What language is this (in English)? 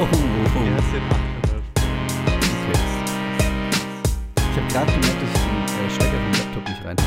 German